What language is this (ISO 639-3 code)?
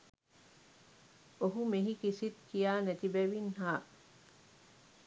sin